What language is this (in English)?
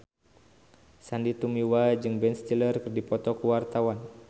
Sundanese